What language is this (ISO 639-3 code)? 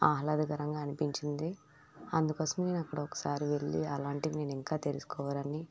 tel